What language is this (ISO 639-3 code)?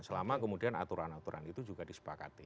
ind